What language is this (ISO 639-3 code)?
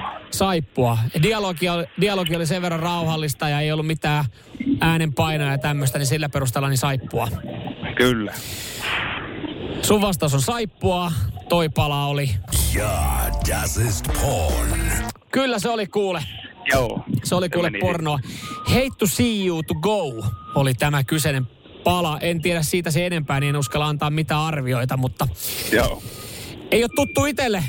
fin